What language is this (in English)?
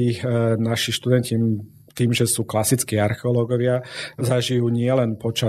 Slovak